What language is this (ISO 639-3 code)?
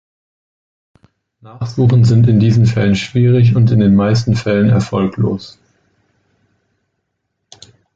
deu